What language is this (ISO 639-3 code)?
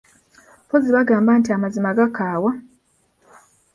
lug